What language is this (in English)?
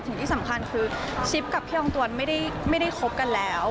Thai